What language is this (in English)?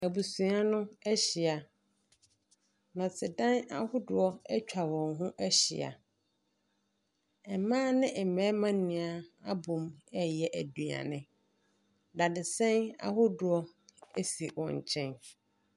Akan